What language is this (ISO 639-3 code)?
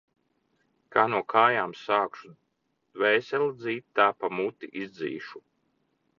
lav